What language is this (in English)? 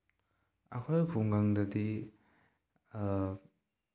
Manipuri